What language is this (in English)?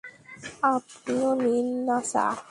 Bangla